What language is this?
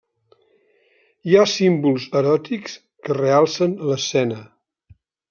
Catalan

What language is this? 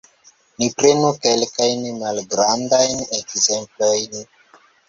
Esperanto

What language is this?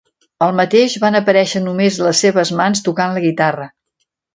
Catalan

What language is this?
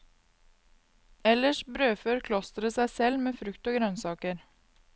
Norwegian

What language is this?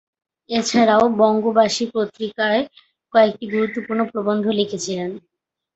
Bangla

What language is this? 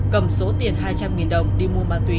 Vietnamese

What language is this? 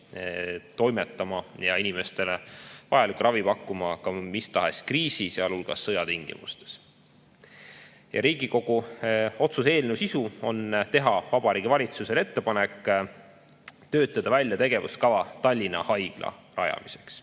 Estonian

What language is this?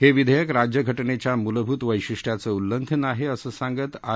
Marathi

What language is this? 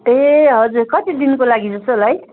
Nepali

